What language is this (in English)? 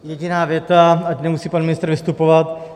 Czech